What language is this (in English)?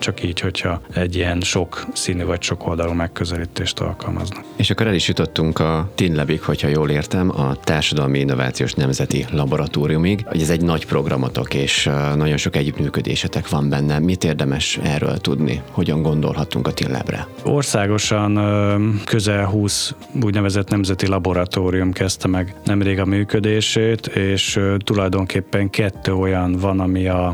Hungarian